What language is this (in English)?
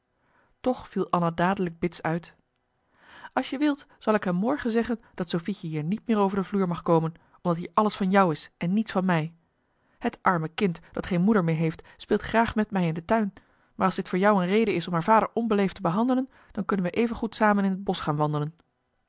Dutch